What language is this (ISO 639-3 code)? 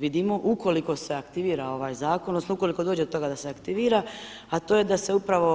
hrv